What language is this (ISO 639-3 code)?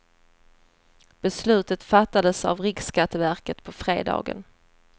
swe